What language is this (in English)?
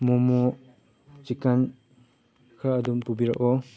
Manipuri